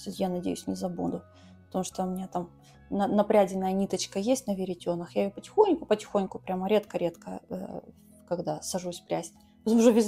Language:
Russian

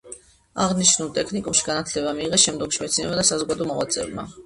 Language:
Georgian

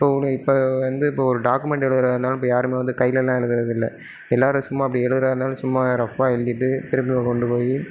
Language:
Tamil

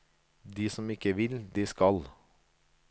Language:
Norwegian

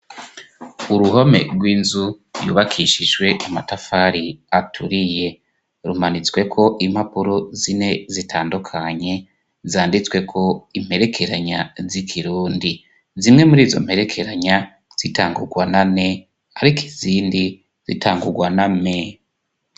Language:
Rundi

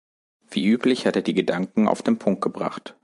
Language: German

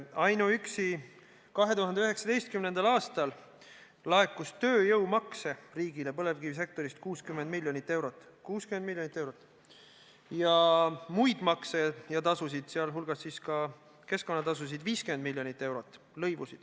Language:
Estonian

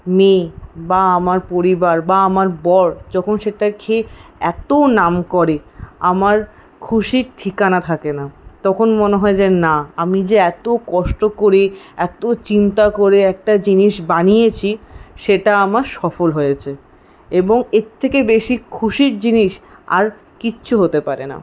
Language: Bangla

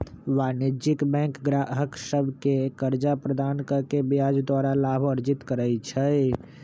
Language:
Magahi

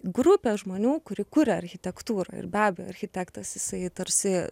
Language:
Lithuanian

